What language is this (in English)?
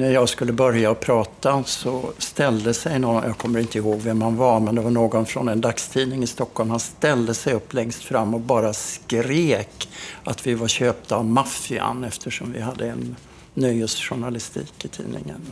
Swedish